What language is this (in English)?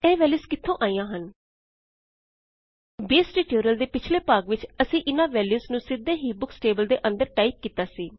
Punjabi